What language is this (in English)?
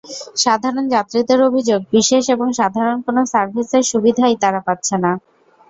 Bangla